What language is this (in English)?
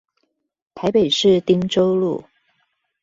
Chinese